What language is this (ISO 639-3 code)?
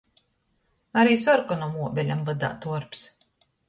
ltg